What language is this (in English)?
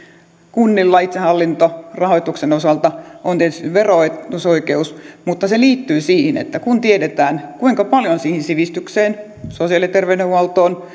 Finnish